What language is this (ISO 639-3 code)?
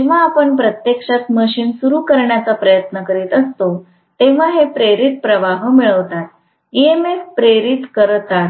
mar